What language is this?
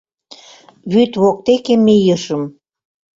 Mari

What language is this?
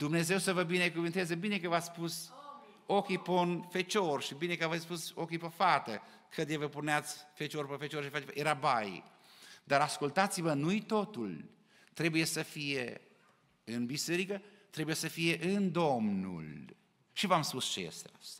Romanian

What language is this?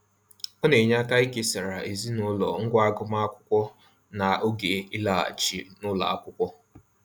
Igbo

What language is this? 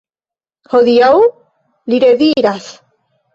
Esperanto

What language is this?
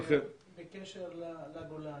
Hebrew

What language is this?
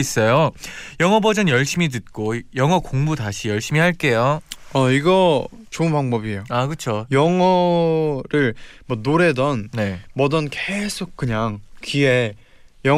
Korean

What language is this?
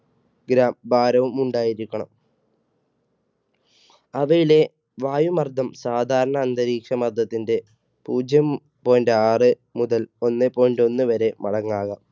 Malayalam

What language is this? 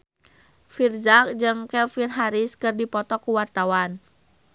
Sundanese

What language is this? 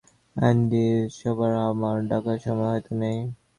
Bangla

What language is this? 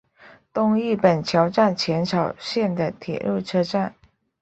Chinese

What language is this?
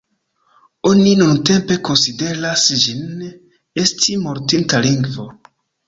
Esperanto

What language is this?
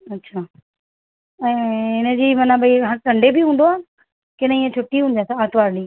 Sindhi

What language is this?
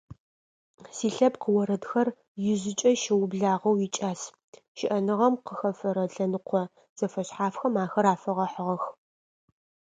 Adyghe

